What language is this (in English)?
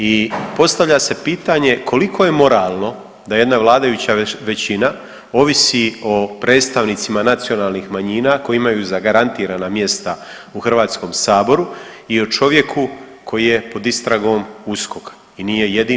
Croatian